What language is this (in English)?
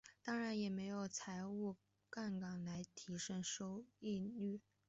Chinese